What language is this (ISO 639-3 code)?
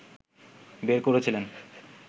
ben